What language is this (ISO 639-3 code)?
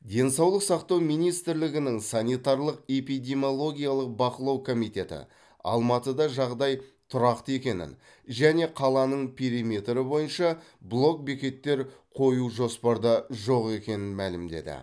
kaz